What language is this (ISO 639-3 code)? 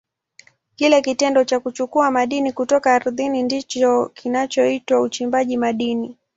swa